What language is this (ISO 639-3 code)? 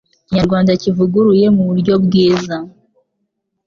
kin